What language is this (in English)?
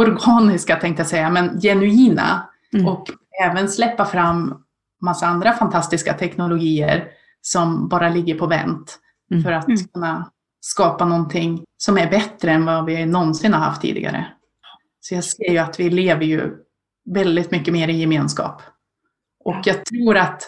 Swedish